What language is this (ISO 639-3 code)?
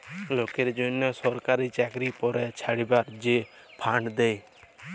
ben